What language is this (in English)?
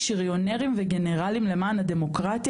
Hebrew